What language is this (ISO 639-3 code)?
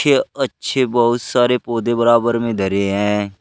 hin